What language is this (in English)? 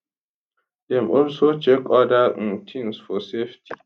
Nigerian Pidgin